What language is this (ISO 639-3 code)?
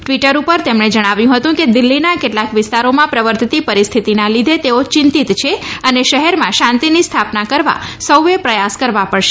guj